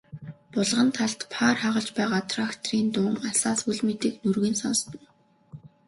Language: Mongolian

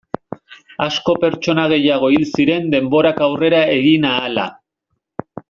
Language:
Basque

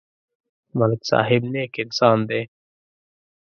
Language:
Pashto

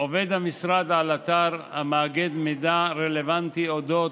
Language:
Hebrew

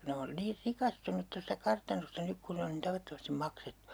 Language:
Finnish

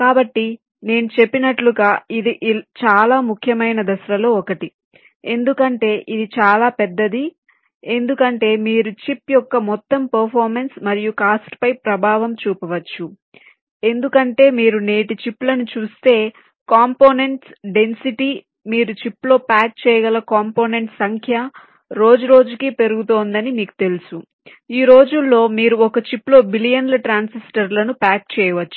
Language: Telugu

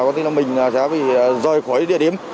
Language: Vietnamese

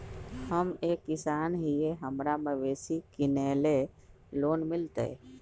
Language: Magahi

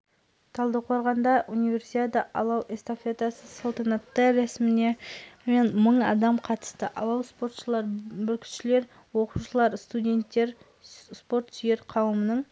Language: Kazakh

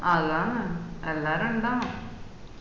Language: Malayalam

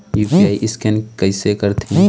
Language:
Chhattisgarhi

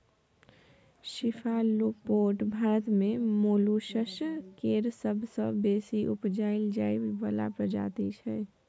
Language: Maithili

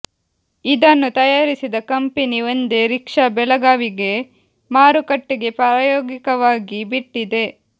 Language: Kannada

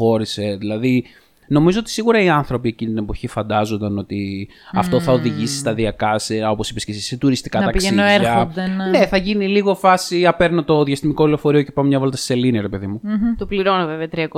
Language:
Greek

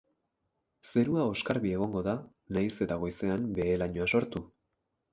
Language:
Basque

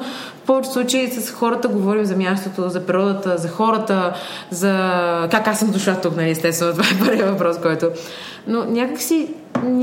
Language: Bulgarian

